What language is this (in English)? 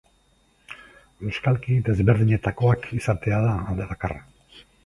Basque